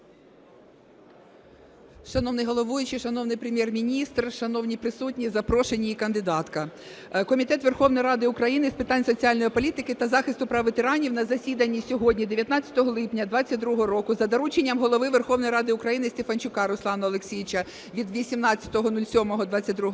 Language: Ukrainian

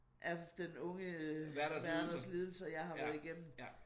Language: Danish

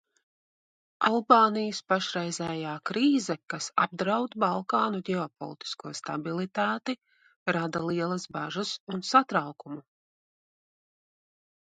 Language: Latvian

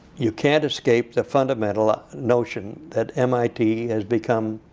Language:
English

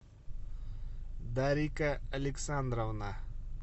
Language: Russian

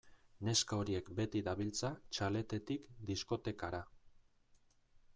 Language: Basque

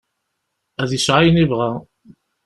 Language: Kabyle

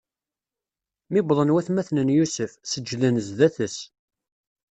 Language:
Kabyle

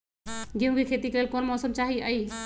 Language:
Magahi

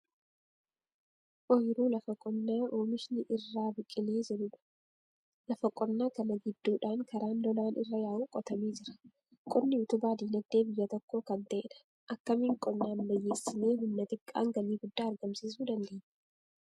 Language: Oromo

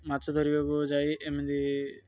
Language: Odia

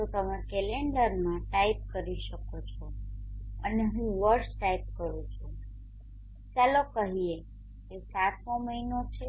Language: Gujarati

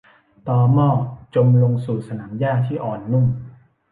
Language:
Thai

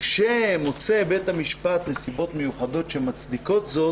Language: Hebrew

